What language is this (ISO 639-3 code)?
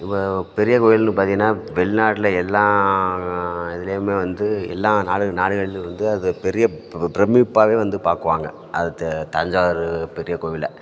tam